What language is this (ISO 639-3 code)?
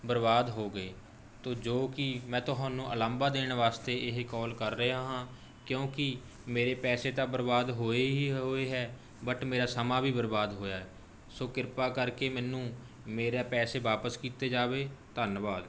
pan